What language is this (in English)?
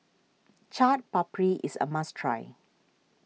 English